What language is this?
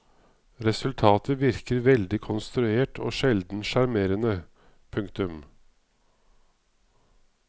Norwegian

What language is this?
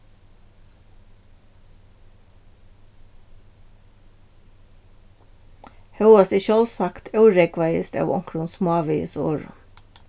Faroese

